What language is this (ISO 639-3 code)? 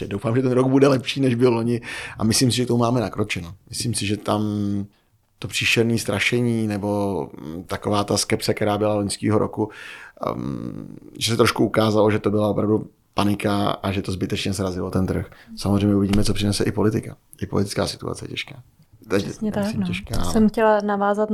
ces